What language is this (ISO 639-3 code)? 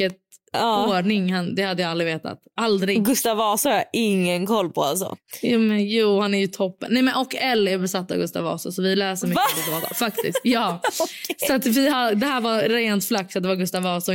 swe